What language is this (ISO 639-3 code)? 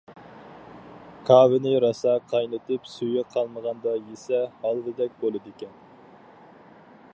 uig